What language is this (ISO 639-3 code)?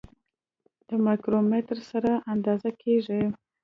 pus